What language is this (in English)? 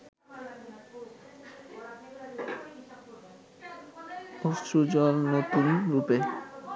Bangla